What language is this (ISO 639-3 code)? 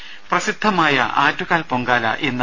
mal